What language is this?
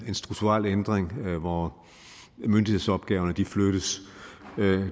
Danish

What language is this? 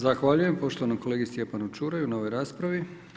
Croatian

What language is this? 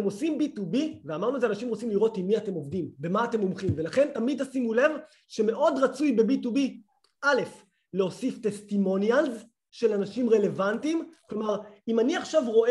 Hebrew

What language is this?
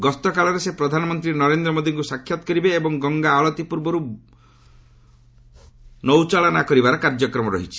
Odia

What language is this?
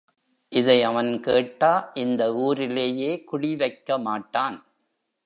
Tamil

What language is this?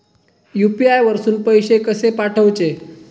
Marathi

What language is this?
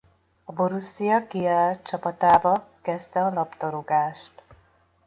Hungarian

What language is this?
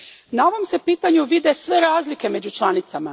Croatian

